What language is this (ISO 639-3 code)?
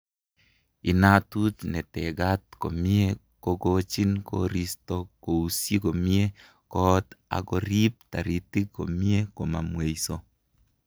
kln